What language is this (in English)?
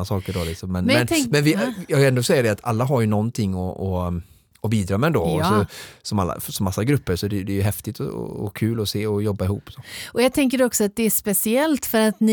Swedish